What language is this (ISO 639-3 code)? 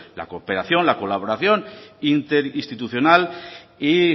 spa